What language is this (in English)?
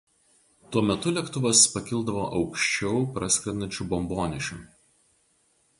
Lithuanian